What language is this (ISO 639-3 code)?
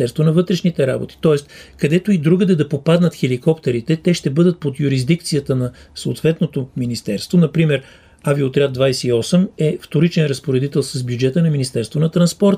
bul